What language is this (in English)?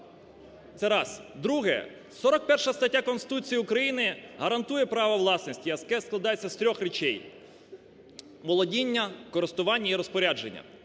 Ukrainian